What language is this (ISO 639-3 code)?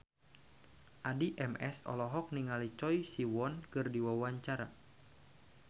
sun